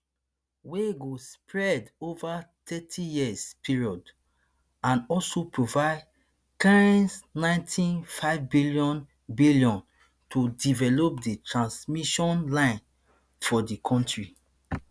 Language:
Nigerian Pidgin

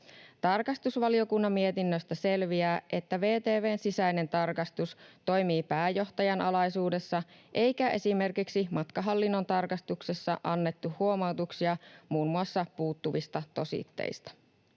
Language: Finnish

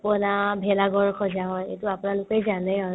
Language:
Assamese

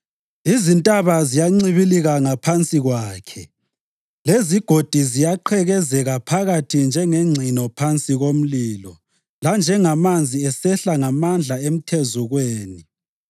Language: North Ndebele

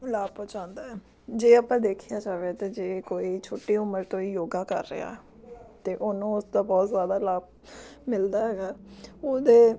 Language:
Punjabi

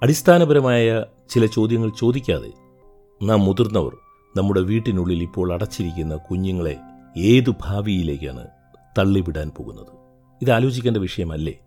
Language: Malayalam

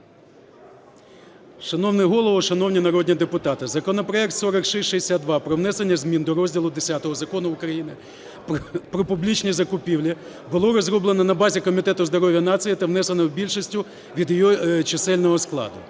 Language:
Ukrainian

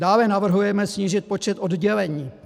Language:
Czech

